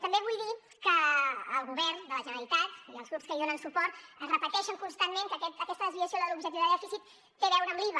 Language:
Catalan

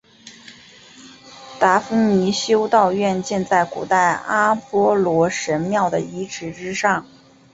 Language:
Chinese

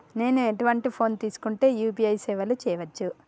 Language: Telugu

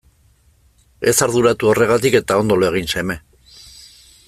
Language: Basque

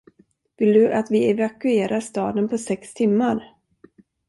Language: Swedish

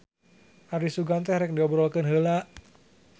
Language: Sundanese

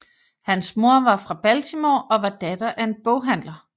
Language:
Danish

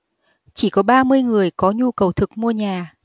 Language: Vietnamese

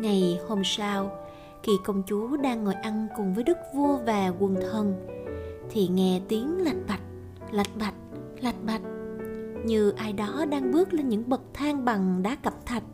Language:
Vietnamese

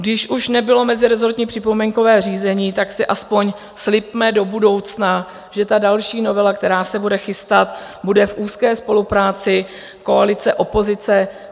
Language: Czech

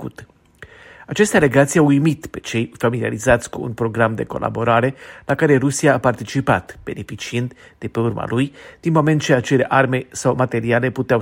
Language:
Romanian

